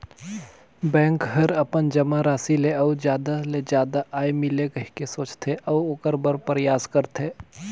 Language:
Chhattisgarhi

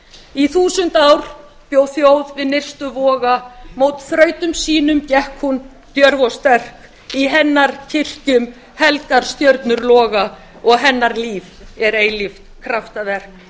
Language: Icelandic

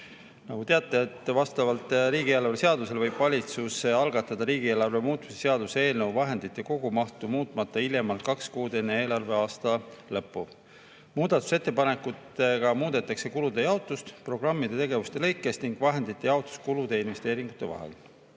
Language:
Estonian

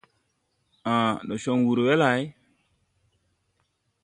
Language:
Tupuri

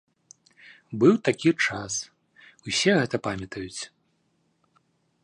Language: Belarusian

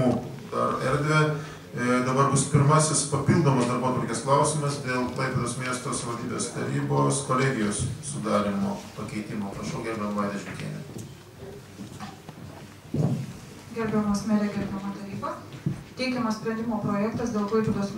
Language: Lithuanian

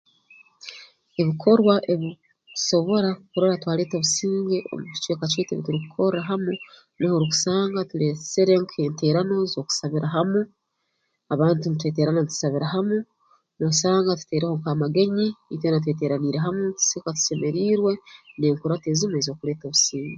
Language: Tooro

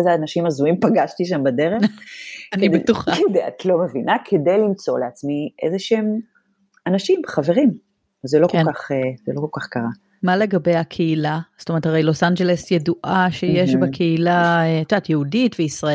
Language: Hebrew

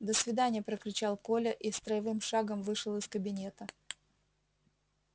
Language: Russian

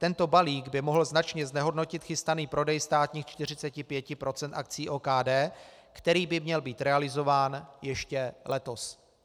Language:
Czech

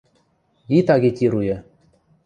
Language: Western Mari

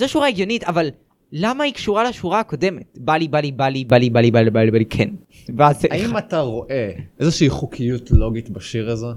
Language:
Hebrew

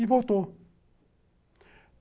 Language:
Portuguese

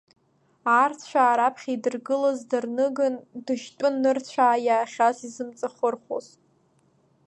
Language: Abkhazian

